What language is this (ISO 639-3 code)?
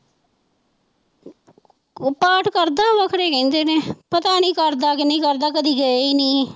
pan